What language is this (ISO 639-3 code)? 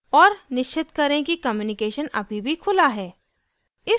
hin